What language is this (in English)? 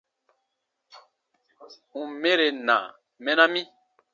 Baatonum